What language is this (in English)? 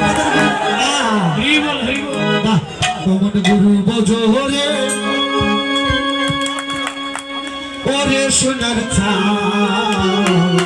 Bangla